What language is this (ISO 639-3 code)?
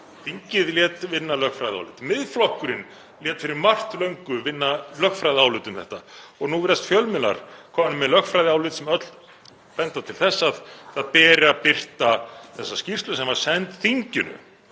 isl